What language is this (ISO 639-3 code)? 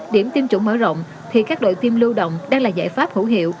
vie